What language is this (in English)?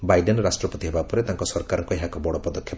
Odia